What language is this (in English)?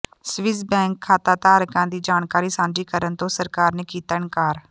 Punjabi